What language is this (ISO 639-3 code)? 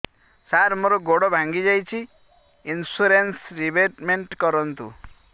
ori